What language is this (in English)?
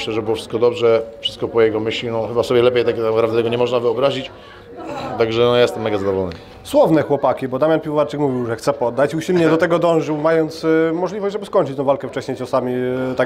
Polish